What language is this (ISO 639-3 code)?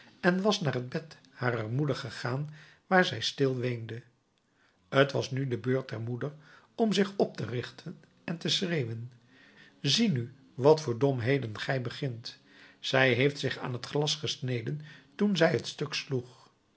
nld